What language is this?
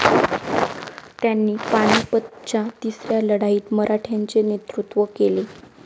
Marathi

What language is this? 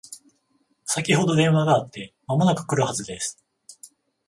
Japanese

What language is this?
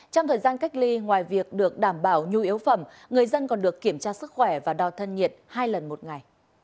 Vietnamese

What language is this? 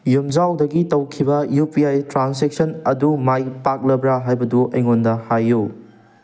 Manipuri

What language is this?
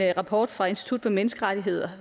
Danish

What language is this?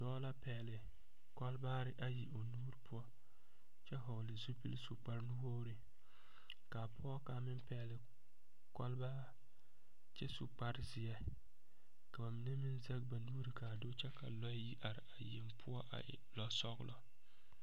Southern Dagaare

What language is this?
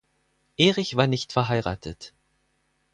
German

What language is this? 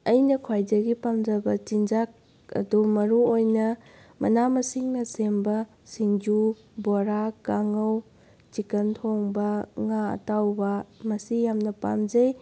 Manipuri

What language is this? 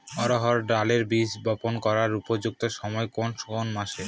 Bangla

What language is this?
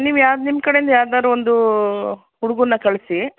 Kannada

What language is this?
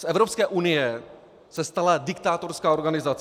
Czech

